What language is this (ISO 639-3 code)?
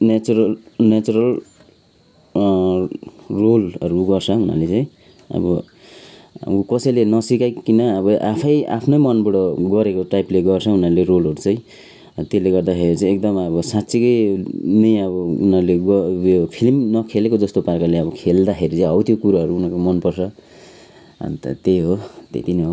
nep